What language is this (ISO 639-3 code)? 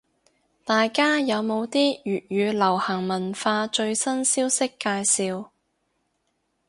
yue